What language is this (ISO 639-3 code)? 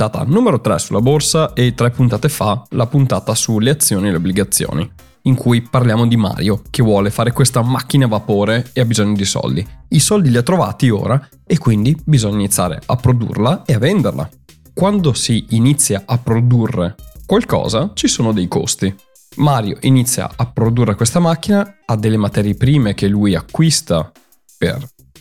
ita